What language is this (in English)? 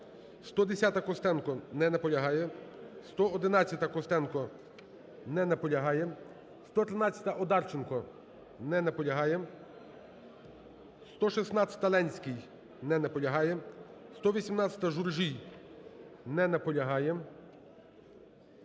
Ukrainian